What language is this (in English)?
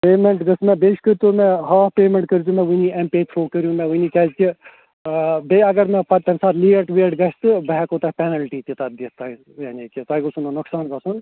Kashmiri